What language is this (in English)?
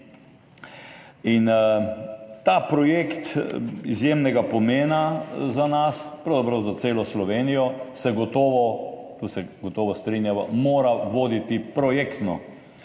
Slovenian